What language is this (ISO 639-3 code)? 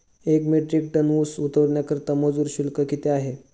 mar